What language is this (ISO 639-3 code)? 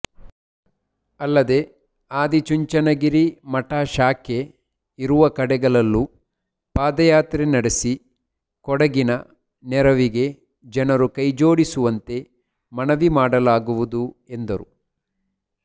kan